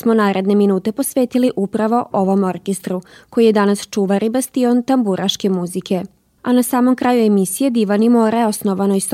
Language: Croatian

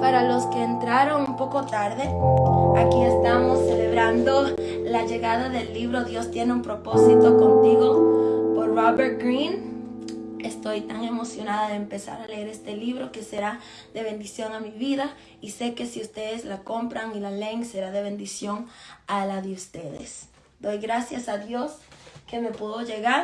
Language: Spanish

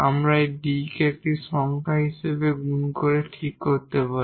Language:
Bangla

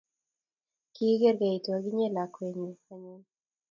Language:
Kalenjin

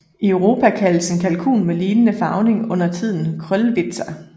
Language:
Danish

